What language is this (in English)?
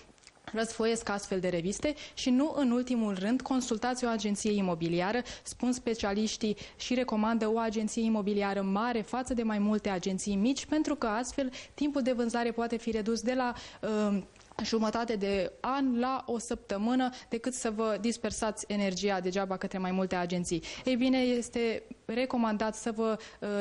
Romanian